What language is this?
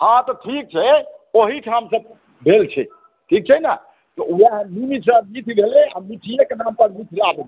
Maithili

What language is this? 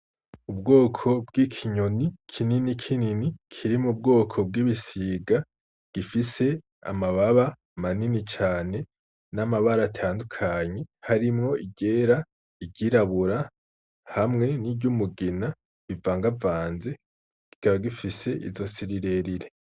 Rundi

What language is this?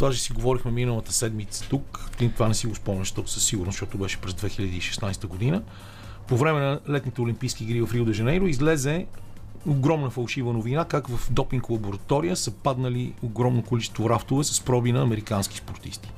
Bulgarian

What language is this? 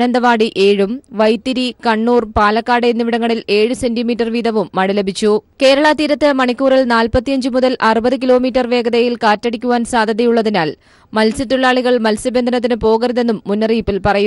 Malayalam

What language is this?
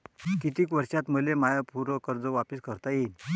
Marathi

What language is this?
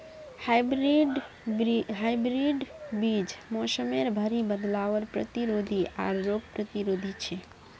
Magahi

